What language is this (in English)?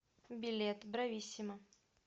Russian